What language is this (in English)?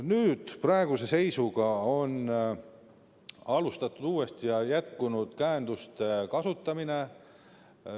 Estonian